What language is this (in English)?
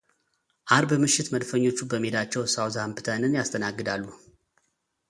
Amharic